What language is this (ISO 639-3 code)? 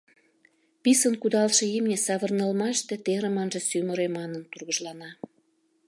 chm